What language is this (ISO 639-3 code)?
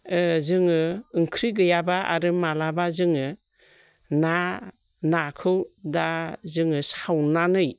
brx